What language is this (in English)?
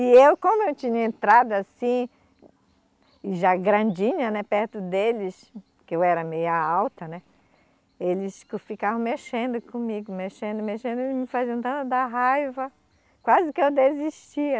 Portuguese